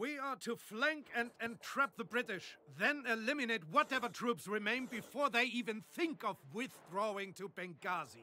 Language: Portuguese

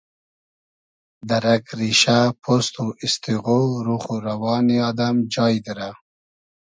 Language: Hazaragi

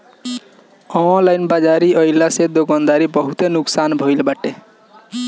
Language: Bhojpuri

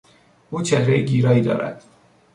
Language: Persian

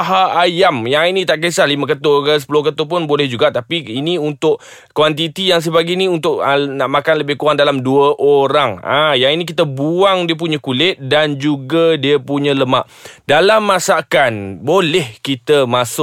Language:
Malay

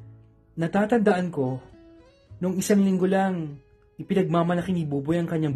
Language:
Filipino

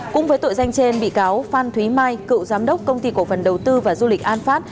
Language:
Vietnamese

